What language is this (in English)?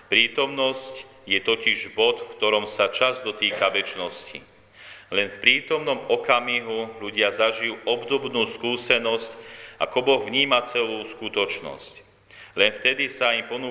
Slovak